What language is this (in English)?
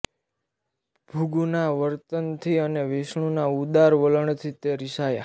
Gujarati